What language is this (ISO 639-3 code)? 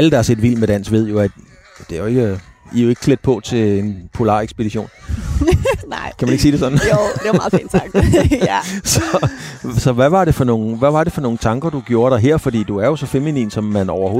dan